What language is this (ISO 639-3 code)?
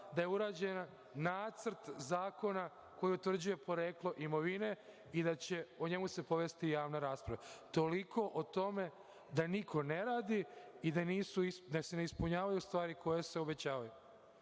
srp